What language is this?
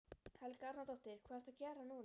Icelandic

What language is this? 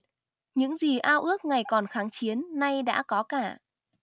Vietnamese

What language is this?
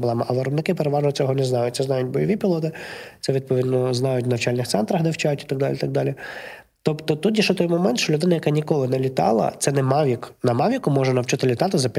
Ukrainian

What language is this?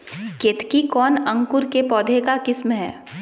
Magahi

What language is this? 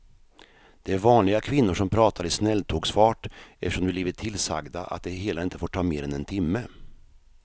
Swedish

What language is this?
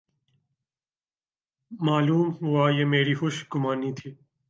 Urdu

